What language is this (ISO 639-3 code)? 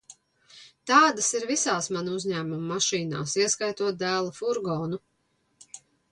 lav